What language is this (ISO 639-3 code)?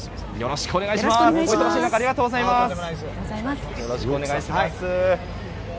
jpn